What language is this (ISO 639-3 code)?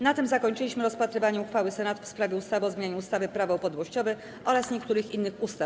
pol